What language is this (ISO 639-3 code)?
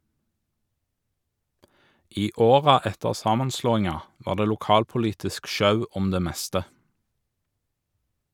nor